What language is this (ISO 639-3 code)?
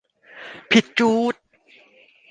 tha